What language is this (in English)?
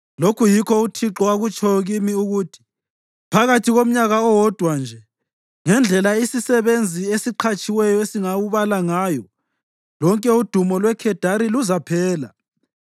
North Ndebele